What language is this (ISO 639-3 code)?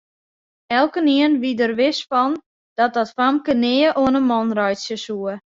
fry